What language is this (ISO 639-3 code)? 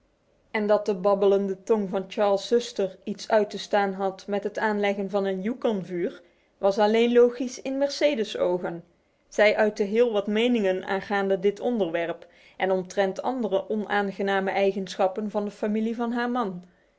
nld